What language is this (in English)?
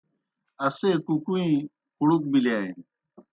Kohistani Shina